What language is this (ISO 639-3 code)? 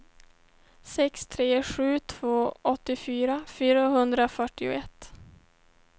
swe